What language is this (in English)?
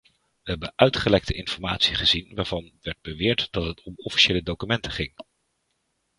Dutch